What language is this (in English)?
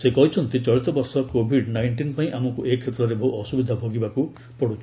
Odia